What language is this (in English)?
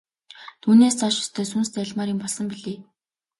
Mongolian